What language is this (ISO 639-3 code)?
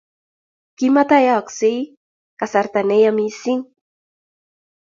kln